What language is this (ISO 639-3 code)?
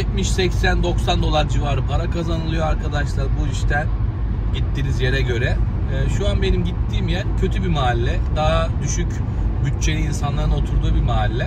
tur